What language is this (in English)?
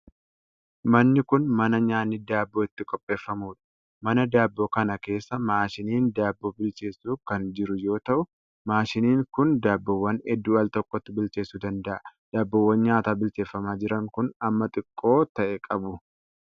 Oromo